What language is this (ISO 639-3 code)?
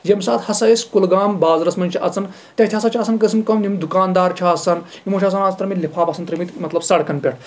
kas